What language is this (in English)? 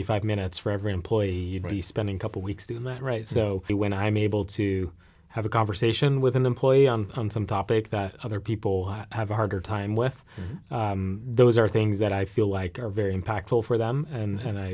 English